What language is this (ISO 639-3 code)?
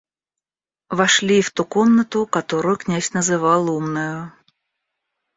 rus